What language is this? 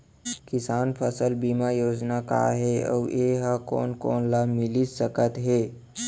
Chhattisgarhi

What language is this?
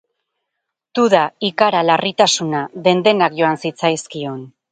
Basque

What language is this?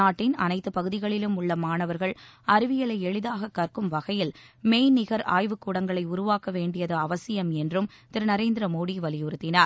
Tamil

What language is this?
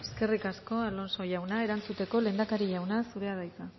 Basque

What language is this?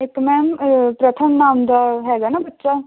Punjabi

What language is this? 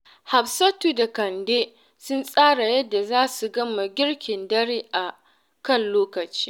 Hausa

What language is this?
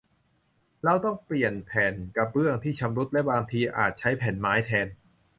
Thai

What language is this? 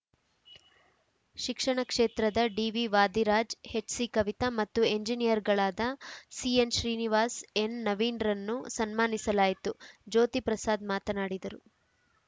Kannada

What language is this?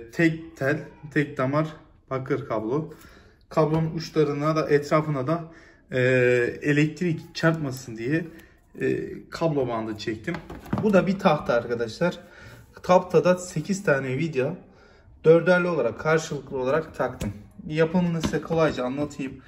Turkish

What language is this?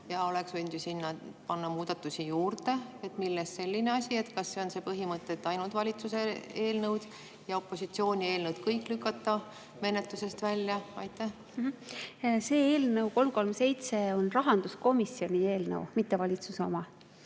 Estonian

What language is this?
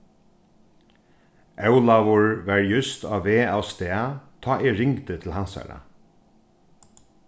Faroese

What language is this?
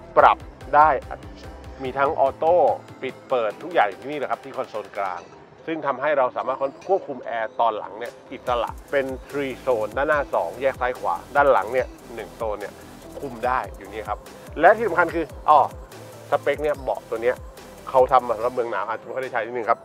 Thai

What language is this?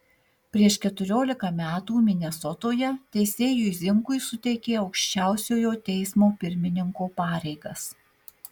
Lithuanian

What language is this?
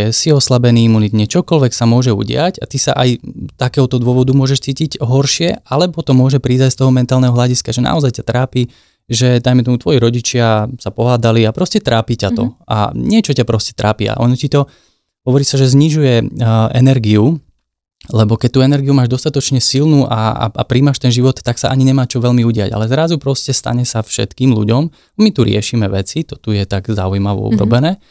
Slovak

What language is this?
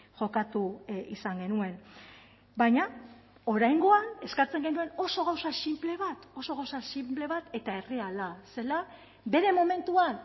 Basque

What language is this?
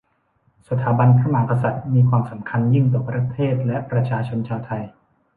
Thai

